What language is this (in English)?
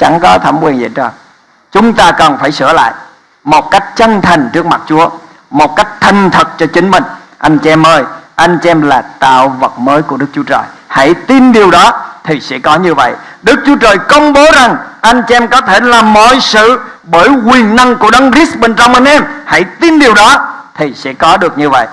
Vietnamese